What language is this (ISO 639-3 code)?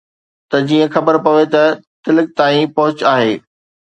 snd